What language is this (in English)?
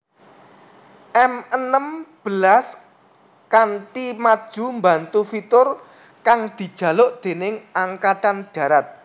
Javanese